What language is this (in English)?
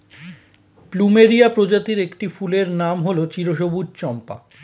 Bangla